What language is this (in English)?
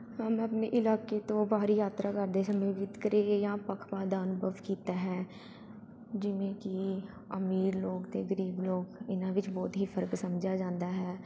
Punjabi